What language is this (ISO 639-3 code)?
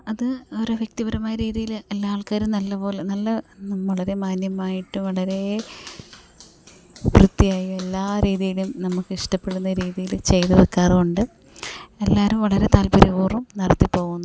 mal